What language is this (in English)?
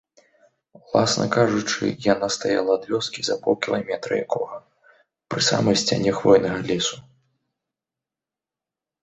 Belarusian